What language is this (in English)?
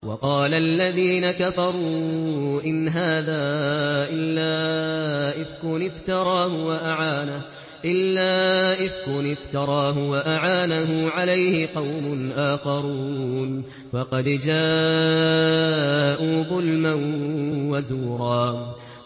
Arabic